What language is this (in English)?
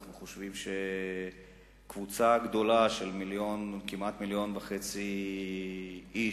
Hebrew